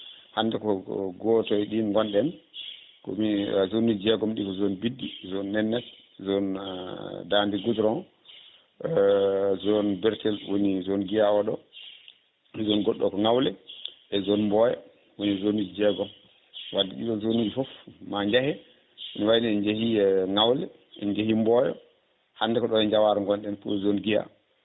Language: Fula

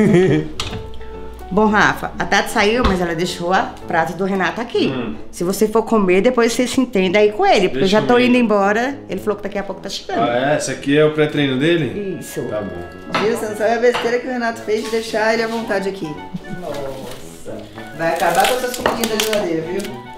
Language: Portuguese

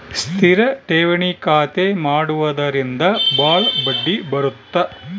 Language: Kannada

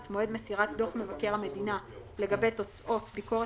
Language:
Hebrew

